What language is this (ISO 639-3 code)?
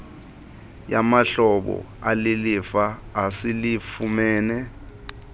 xho